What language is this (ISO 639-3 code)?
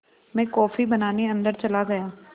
hin